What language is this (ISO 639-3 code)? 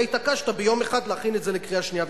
heb